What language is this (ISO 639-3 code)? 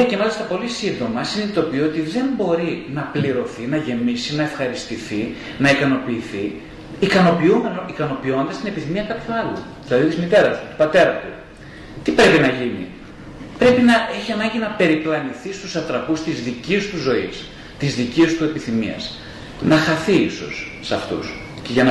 ell